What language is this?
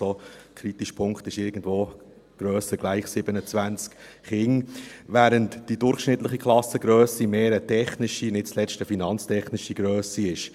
Swiss German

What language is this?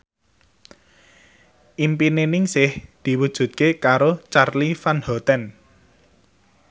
Javanese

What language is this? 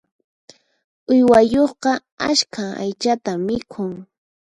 Puno Quechua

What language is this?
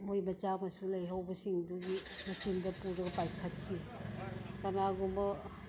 Manipuri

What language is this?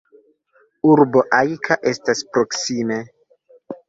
Esperanto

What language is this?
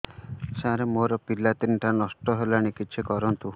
Odia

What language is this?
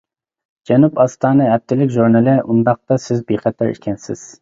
Uyghur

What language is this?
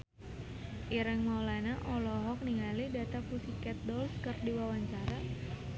Sundanese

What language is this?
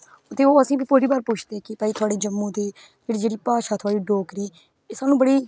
Dogri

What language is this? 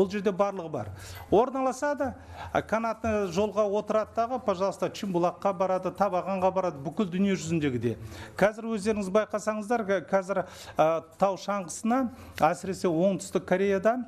Russian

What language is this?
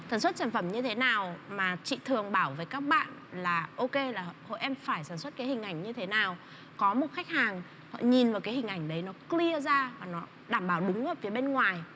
Vietnamese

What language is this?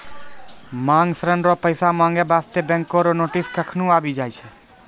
Maithili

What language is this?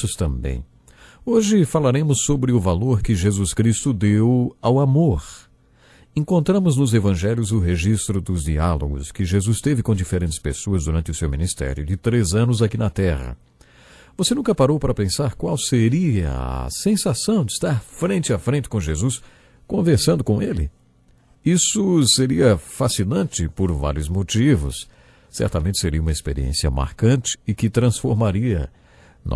Portuguese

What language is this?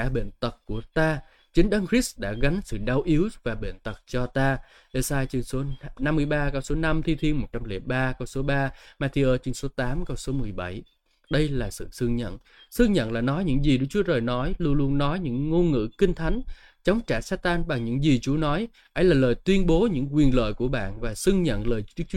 Vietnamese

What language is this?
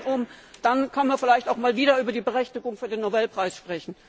German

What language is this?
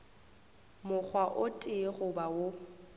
Northern Sotho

